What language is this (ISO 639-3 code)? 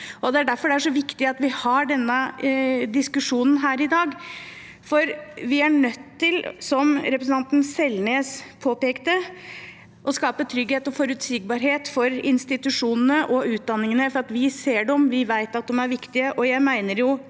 nor